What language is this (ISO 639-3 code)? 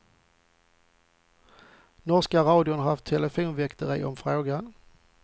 swe